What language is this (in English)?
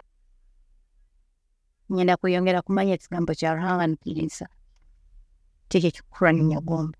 Tooro